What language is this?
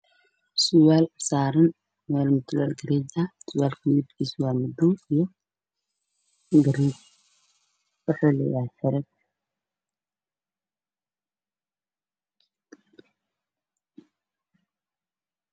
Somali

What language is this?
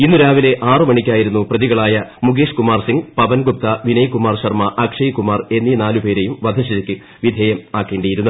Malayalam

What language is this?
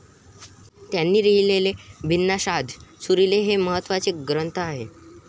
Marathi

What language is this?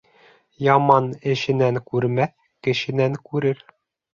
Bashkir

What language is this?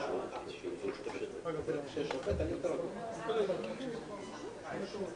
Hebrew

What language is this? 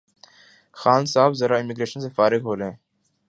Urdu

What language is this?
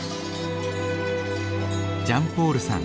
Japanese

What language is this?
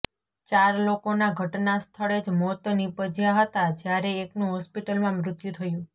Gujarati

